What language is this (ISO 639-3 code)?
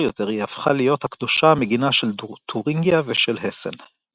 heb